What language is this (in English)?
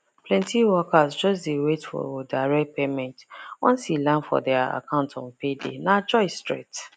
Nigerian Pidgin